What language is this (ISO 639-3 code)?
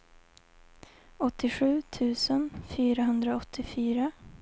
swe